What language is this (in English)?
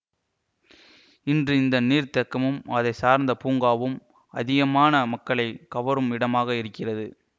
Tamil